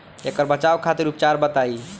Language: Bhojpuri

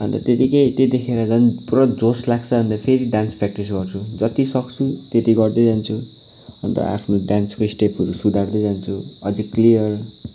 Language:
Nepali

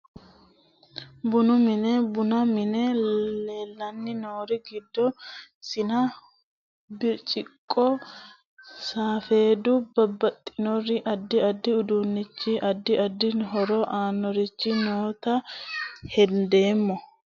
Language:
Sidamo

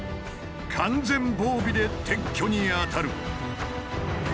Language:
Japanese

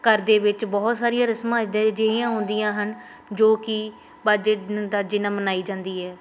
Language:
Punjabi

